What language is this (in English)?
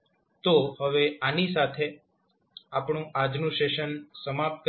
Gujarati